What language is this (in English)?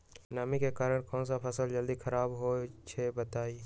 Magahi